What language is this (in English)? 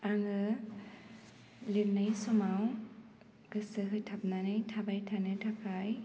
Bodo